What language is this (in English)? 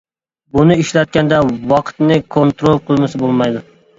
Uyghur